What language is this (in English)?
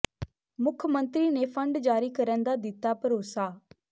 Punjabi